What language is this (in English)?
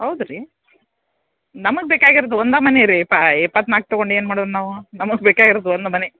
Kannada